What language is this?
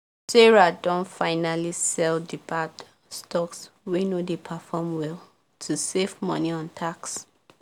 Nigerian Pidgin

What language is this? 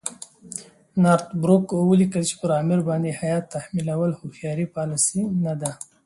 Pashto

